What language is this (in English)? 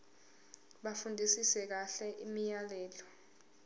Zulu